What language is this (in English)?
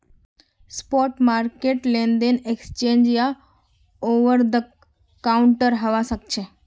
Magahi